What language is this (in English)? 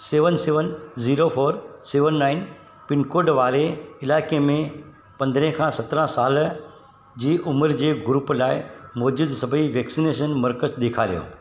Sindhi